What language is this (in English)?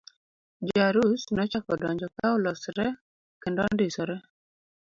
Luo (Kenya and Tanzania)